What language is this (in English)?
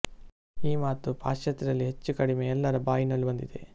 Kannada